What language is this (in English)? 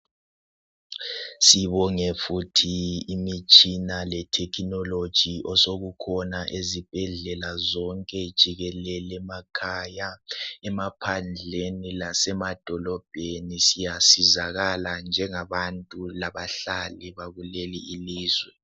North Ndebele